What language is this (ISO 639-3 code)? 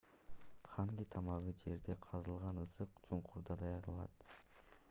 kir